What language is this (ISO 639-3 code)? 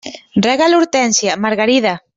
cat